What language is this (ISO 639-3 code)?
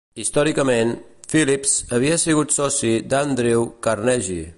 cat